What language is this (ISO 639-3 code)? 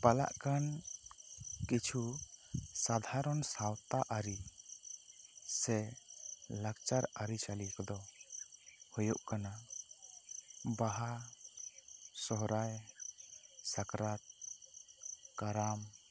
sat